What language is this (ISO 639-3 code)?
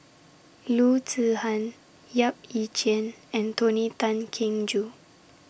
eng